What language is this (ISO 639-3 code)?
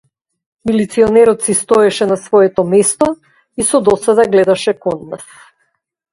mkd